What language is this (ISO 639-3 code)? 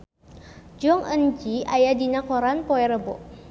sun